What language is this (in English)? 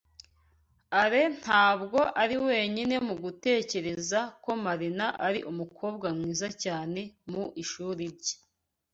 Kinyarwanda